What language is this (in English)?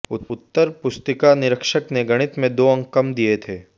Hindi